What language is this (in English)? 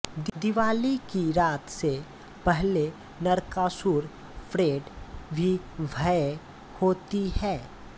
Hindi